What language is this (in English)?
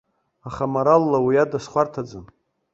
Abkhazian